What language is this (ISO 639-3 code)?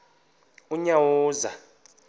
xho